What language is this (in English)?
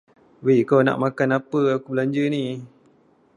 Malay